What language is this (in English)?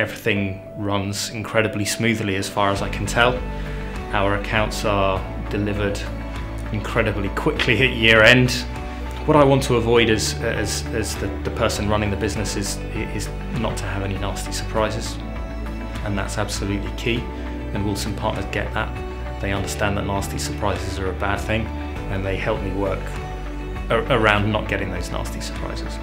English